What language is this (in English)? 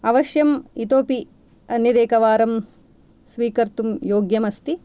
Sanskrit